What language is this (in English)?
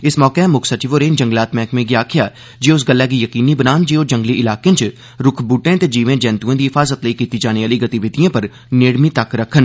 Dogri